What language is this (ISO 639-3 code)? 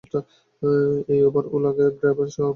ben